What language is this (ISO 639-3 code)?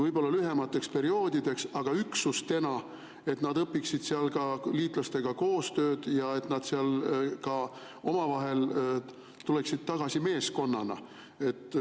est